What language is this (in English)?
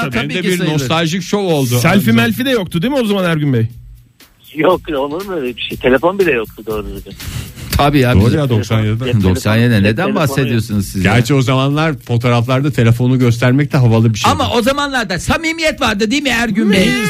Turkish